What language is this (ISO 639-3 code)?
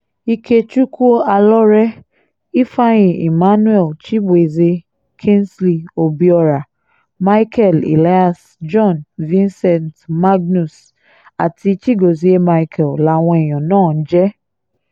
yor